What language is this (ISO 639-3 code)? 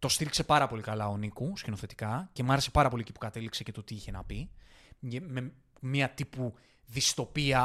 ell